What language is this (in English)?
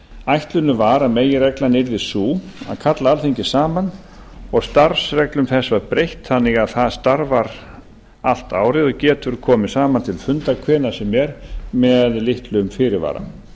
Icelandic